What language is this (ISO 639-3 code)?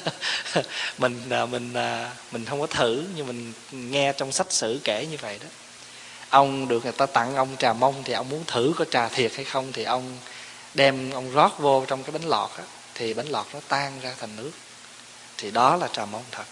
vie